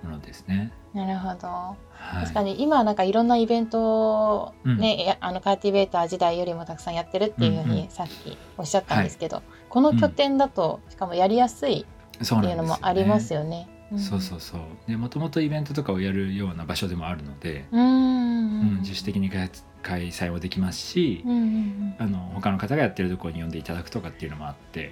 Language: Japanese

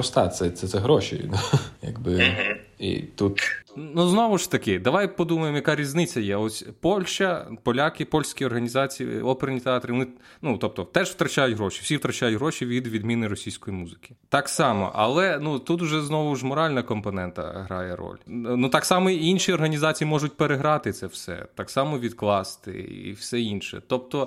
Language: Ukrainian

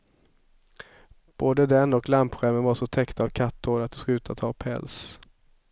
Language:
Swedish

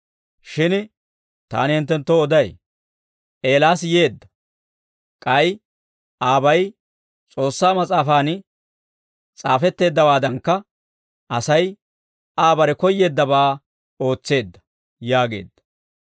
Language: Dawro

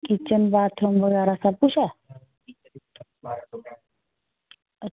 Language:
Dogri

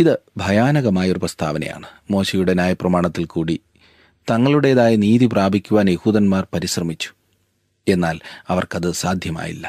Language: Malayalam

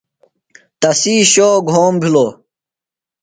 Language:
Phalura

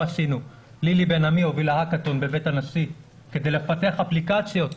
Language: Hebrew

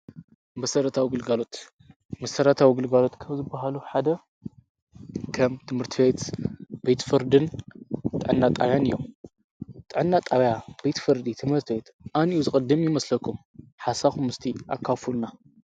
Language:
Tigrinya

